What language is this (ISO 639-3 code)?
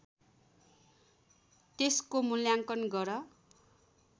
nep